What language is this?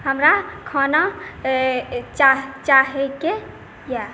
Maithili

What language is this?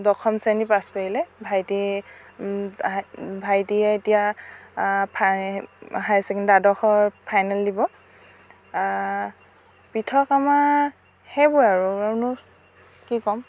Assamese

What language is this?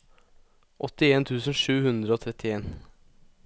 Norwegian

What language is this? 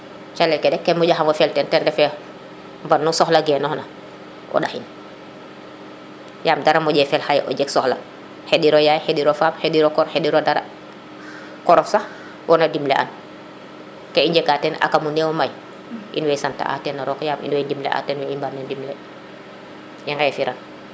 Serer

